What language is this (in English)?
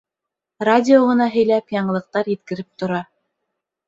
Bashkir